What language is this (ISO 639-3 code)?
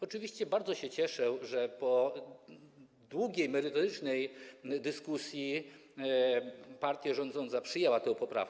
pol